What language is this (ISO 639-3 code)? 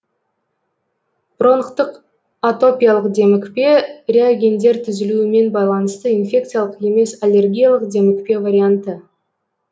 kaz